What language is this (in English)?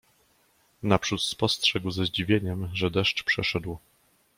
Polish